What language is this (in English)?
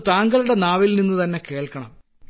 Malayalam